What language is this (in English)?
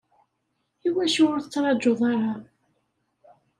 Kabyle